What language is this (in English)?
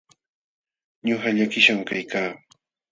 Jauja Wanca Quechua